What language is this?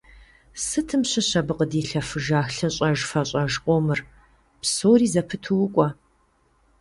Kabardian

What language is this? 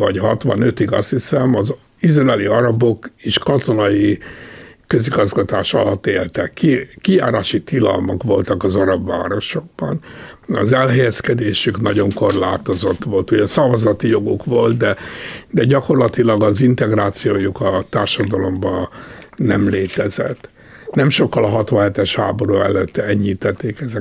Hungarian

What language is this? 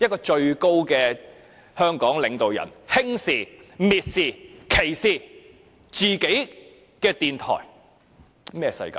Cantonese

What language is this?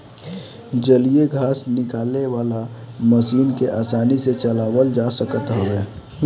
Bhojpuri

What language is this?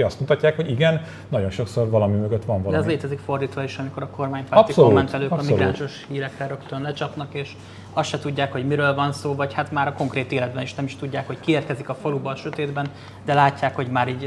Hungarian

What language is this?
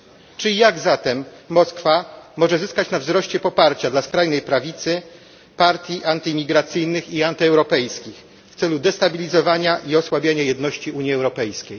Polish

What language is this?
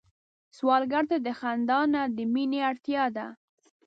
Pashto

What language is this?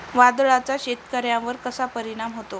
Marathi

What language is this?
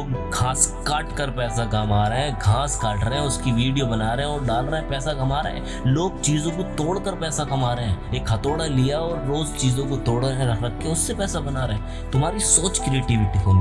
Hindi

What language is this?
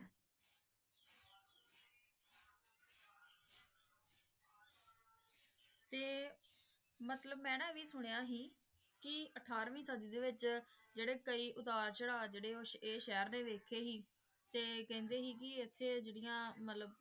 Punjabi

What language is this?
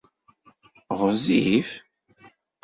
Kabyle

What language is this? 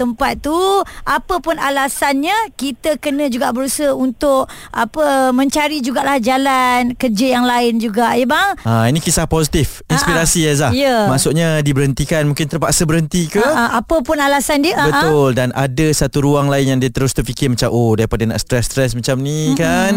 Malay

